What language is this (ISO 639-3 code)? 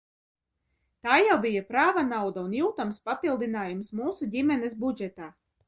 lav